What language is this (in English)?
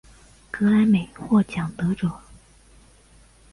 Chinese